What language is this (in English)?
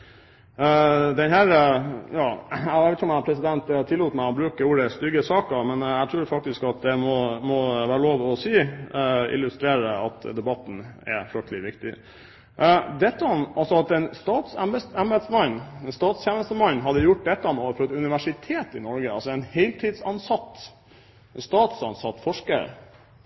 Norwegian Bokmål